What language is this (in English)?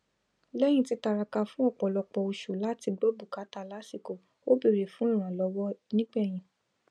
Yoruba